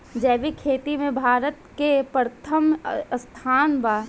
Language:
Bhojpuri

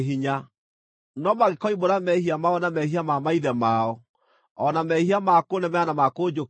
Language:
Kikuyu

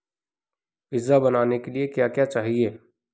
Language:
Hindi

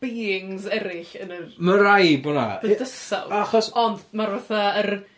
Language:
Welsh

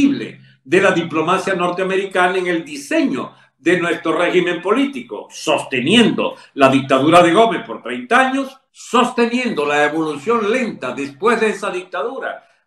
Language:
Spanish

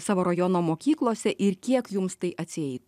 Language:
Lithuanian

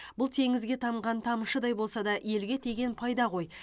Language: Kazakh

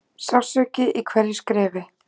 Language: Icelandic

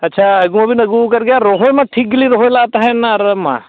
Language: Santali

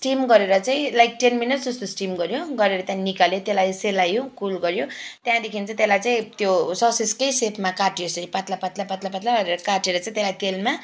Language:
Nepali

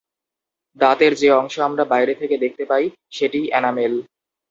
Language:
Bangla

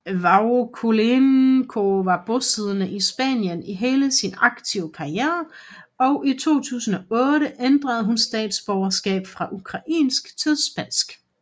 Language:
Danish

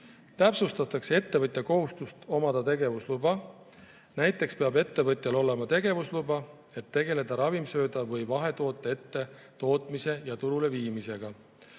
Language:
Estonian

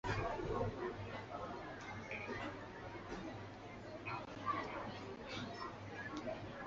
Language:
Chinese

